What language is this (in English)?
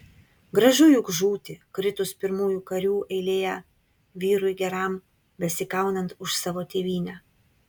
Lithuanian